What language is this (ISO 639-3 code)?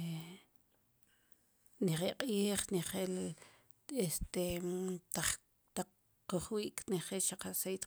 qum